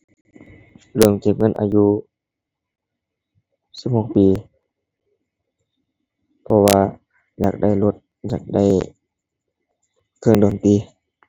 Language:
Thai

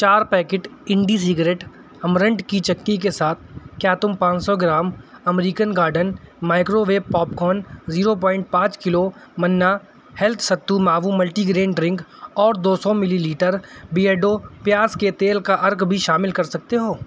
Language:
Urdu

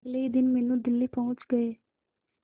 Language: Hindi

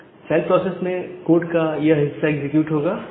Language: Hindi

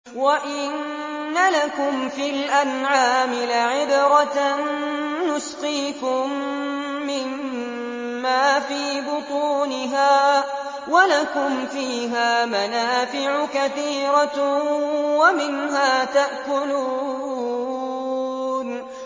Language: Arabic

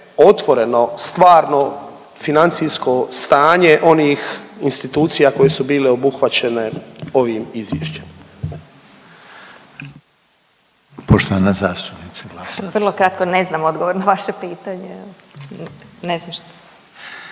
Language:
Croatian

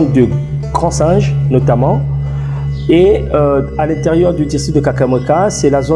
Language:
French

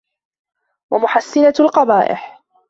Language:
Arabic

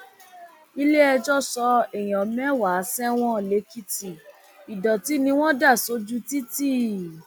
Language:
Yoruba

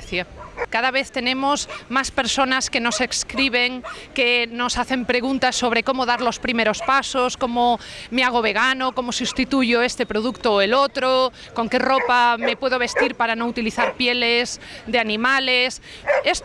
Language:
Spanish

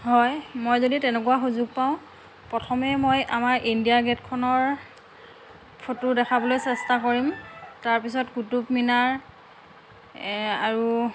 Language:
Assamese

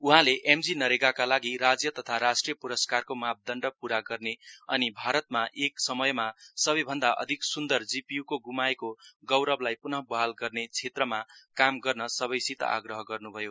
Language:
Nepali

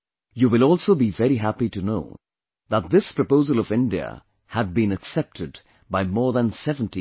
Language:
English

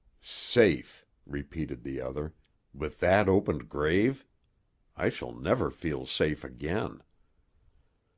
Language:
English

